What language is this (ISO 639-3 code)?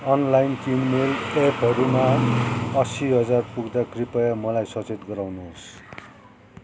nep